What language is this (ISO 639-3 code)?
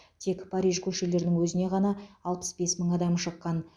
kaz